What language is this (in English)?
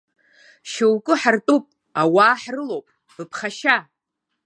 Abkhazian